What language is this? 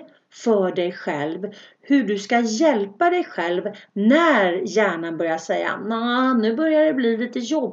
Swedish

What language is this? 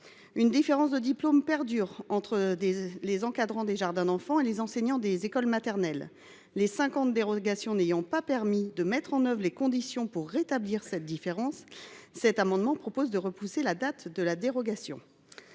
French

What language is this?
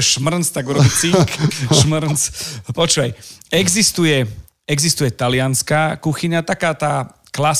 Slovak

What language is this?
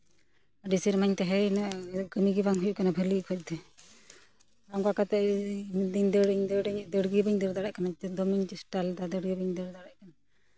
Santali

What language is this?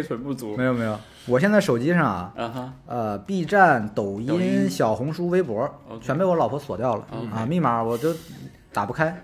Chinese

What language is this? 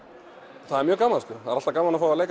Icelandic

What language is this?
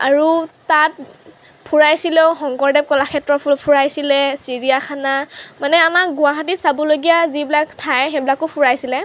Assamese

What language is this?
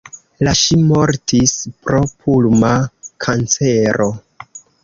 Esperanto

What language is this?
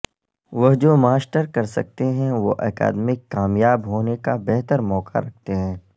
Urdu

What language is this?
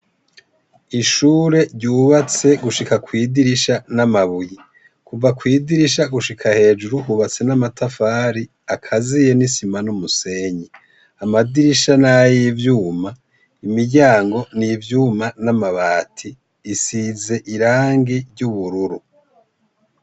Rundi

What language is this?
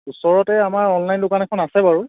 Assamese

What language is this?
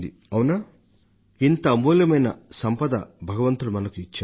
Telugu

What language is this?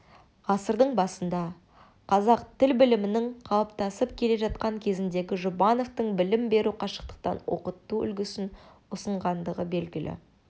Kazakh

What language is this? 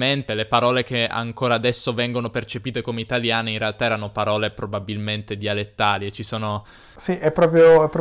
Italian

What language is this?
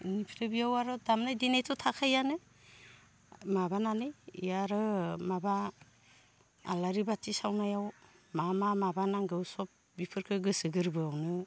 Bodo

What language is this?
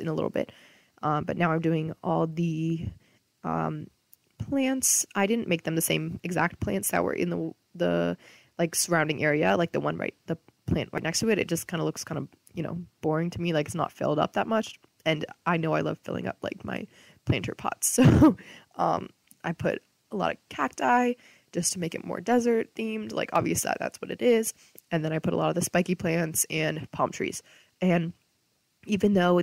English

